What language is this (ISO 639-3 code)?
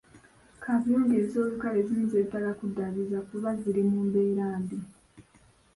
lug